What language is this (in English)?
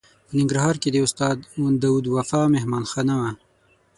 Pashto